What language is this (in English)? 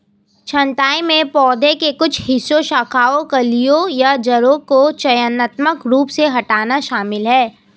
Hindi